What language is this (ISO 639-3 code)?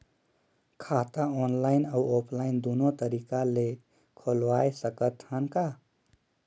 hne